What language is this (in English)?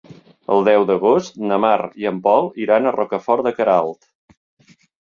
Catalan